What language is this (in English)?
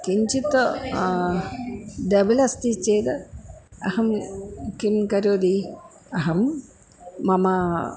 Sanskrit